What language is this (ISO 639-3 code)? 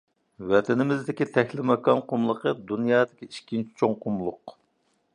uig